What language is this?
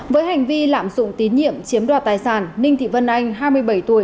Vietnamese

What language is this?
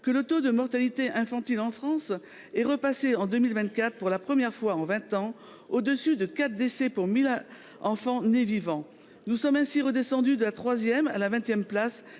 French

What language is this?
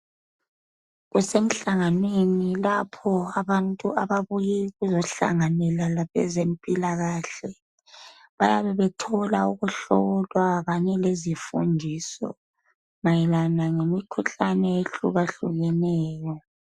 North Ndebele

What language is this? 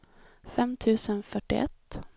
Swedish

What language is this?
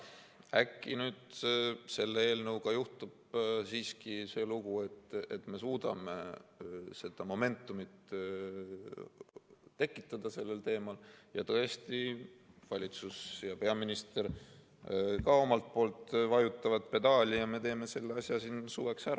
Estonian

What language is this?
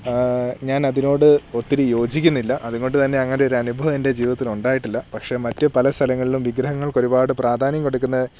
Malayalam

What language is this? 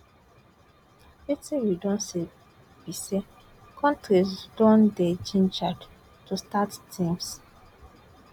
Nigerian Pidgin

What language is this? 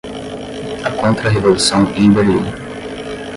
Portuguese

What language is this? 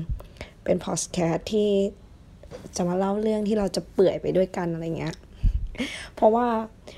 Thai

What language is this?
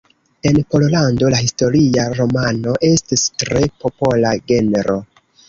Esperanto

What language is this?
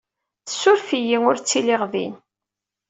Kabyle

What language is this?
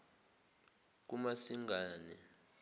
Zulu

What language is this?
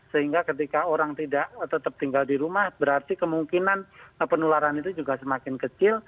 Indonesian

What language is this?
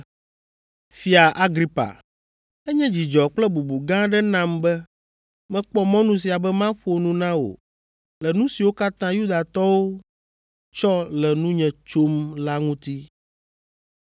Ewe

